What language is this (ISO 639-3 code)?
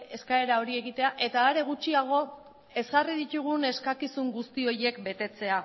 eus